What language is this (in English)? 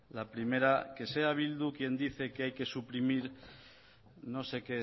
Spanish